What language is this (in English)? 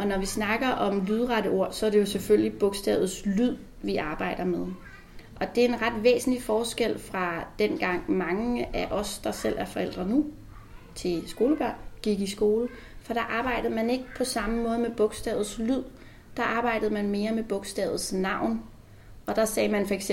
Danish